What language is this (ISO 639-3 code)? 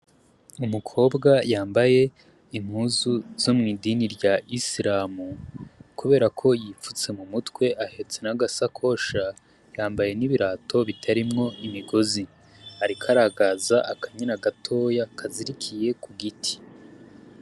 run